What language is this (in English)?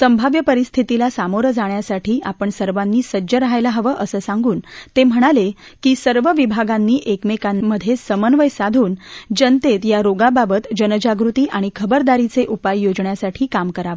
Marathi